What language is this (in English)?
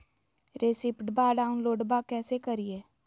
Magahi